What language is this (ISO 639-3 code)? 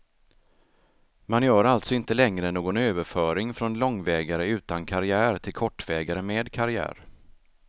swe